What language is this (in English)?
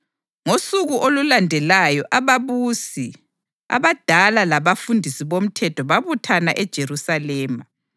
North Ndebele